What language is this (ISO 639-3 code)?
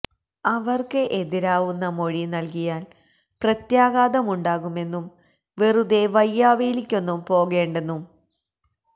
mal